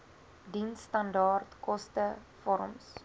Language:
Afrikaans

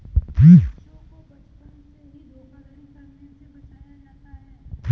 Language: Hindi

